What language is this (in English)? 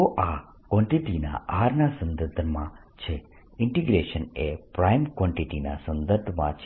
Gujarati